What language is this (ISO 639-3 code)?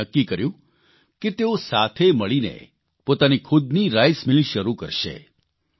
guj